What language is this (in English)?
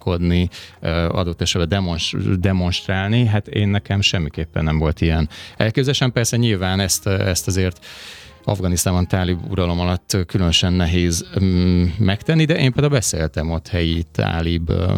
Hungarian